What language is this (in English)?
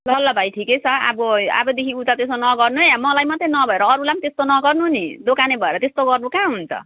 Nepali